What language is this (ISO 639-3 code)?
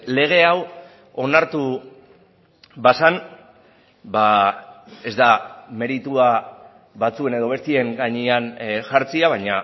eus